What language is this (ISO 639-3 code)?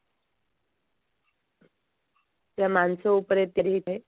ori